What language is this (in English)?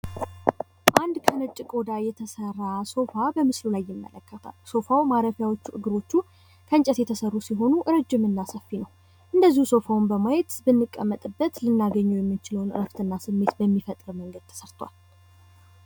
Amharic